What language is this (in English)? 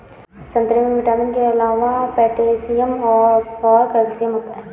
Hindi